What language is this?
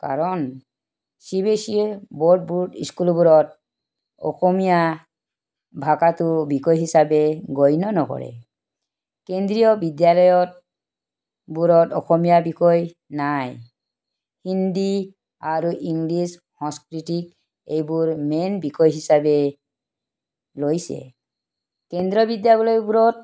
Assamese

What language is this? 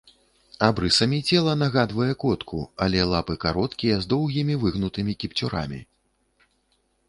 Belarusian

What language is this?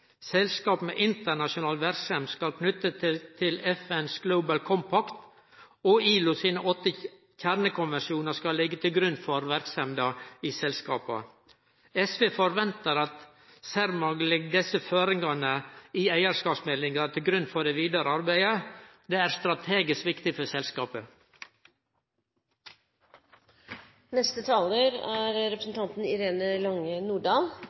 Norwegian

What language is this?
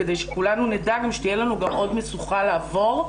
Hebrew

